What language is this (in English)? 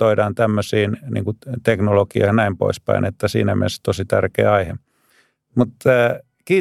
Finnish